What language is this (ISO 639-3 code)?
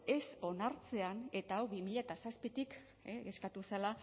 eus